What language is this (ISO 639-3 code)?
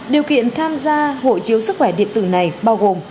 vie